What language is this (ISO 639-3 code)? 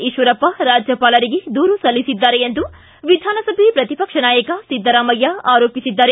kan